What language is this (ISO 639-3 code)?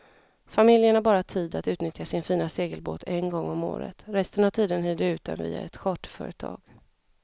swe